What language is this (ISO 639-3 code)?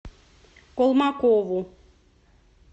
rus